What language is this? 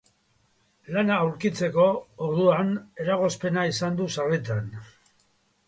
Basque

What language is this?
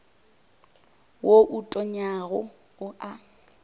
Northern Sotho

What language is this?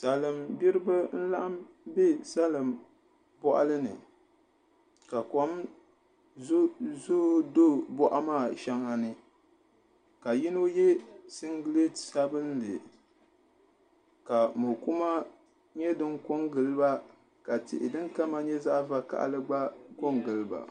Dagbani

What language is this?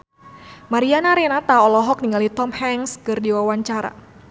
Sundanese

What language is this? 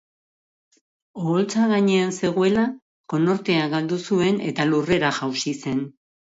Basque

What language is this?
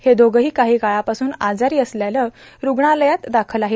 Marathi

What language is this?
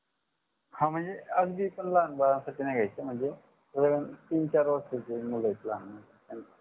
Marathi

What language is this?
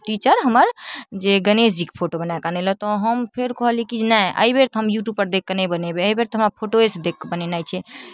Maithili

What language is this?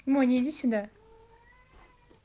Russian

